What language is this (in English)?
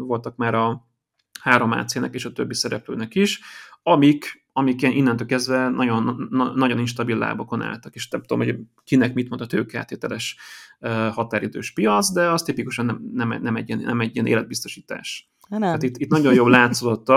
Hungarian